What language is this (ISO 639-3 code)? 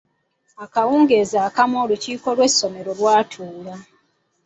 lug